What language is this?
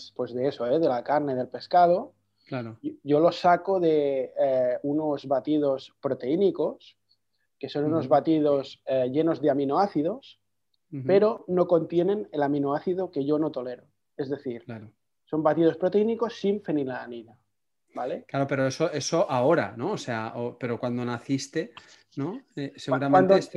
Spanish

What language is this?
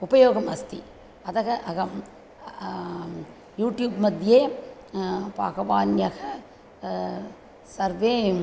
Sanskrit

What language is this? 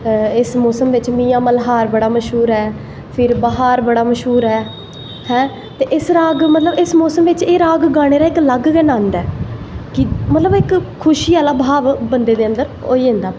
Dogri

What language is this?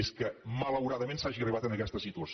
Catalan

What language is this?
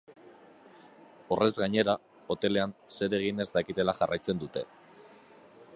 Basque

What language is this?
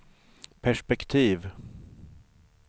Swedish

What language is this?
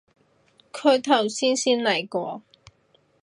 Cantonese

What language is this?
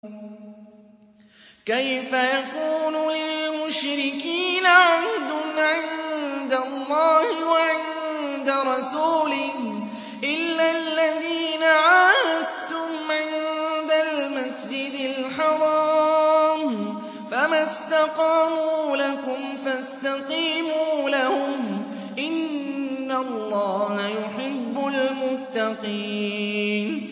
Arabic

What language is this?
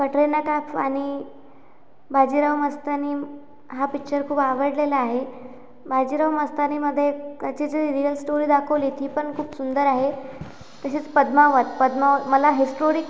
Marathi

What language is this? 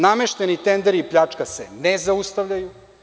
Serbian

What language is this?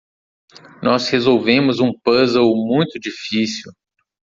Portuguese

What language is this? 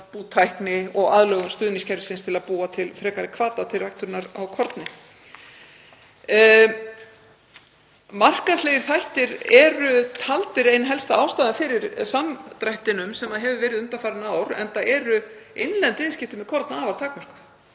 Icelandic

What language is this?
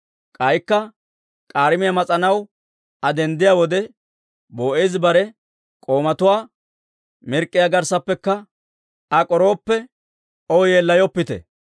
Dawro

